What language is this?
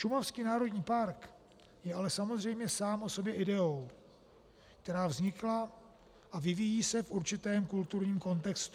Czech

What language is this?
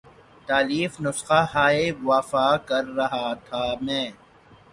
Urdu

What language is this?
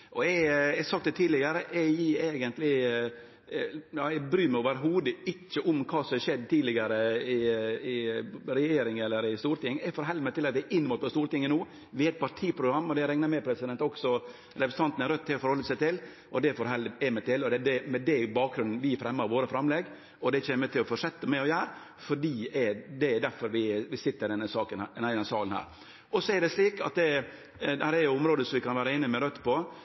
Norwegian Nynorsk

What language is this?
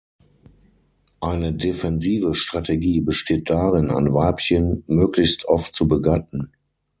German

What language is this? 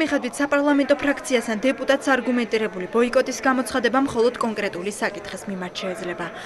Romanian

